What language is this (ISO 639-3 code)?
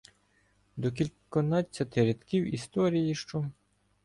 ukr